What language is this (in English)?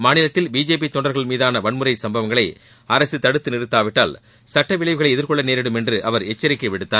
Tamil